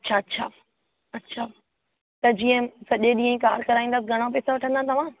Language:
Sindhi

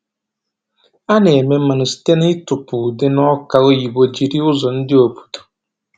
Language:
Igbo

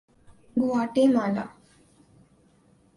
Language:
Urdu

